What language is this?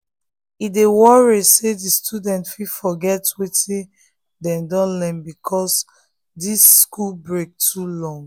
Nigerian Pidgin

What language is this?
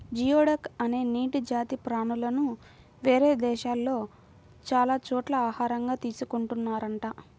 Telugu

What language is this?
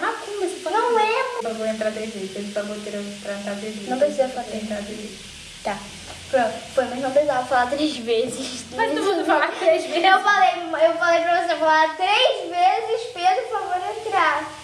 Portuguese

